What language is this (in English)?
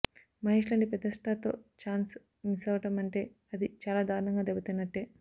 Telugu